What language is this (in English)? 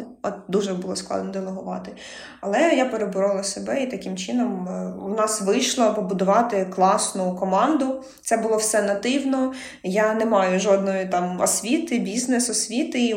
Ukrainian